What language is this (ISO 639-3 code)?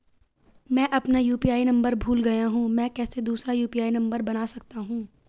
hin